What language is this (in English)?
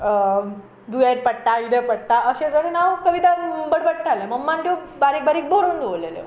Konkani